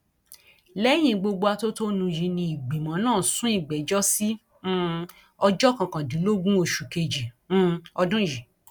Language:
Yoruba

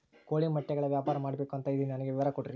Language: Kannada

